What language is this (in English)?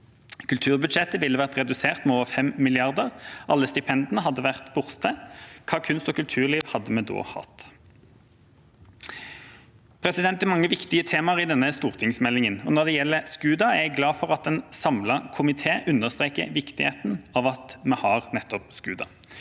Norwegian